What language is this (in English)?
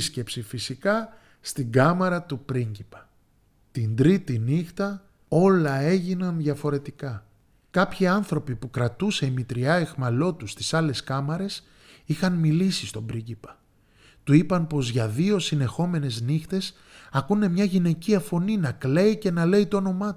Greek